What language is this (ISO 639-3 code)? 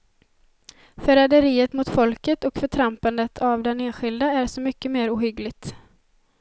swe